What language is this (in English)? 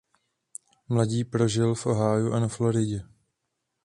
Czech